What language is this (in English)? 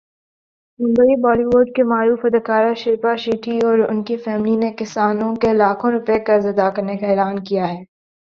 Urdu